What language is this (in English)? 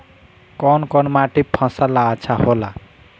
Bhojpuri